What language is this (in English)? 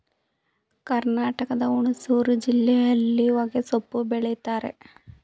Kannada